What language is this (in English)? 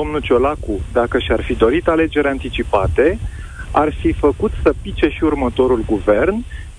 Romanian